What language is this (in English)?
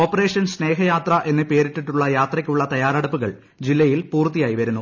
Malayalam